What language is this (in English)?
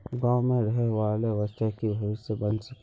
Magahi